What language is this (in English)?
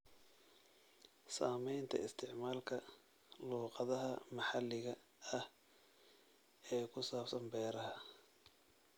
Somali